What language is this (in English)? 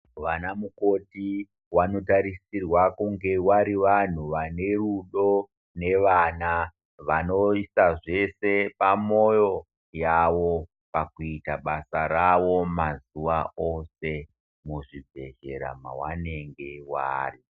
Ndau